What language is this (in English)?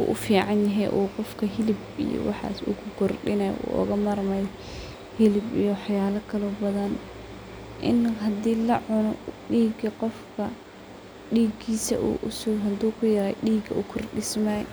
Somali